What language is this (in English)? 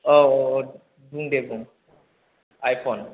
Bodo